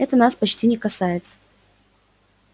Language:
Russian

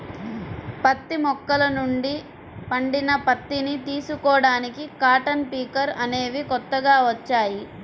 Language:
Telugu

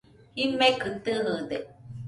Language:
Nüpode Huitoto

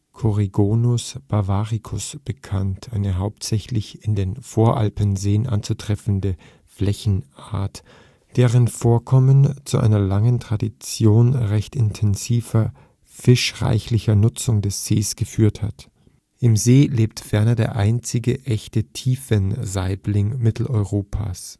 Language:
German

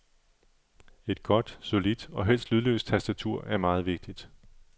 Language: Danish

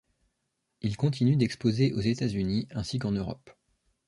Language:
French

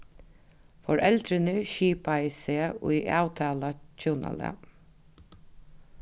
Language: Faroese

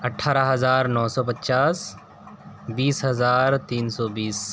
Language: Urdu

